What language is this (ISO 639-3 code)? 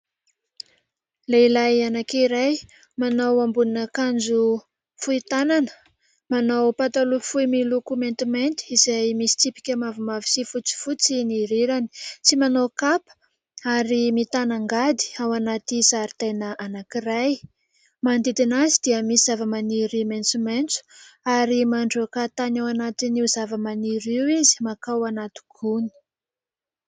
mlg